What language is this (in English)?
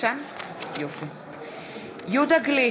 Hebrew